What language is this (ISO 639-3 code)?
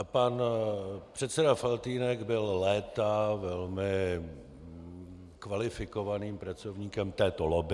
ces